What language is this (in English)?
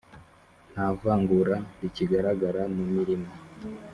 Kinyarwanda